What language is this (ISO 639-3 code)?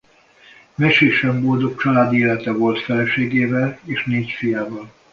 hun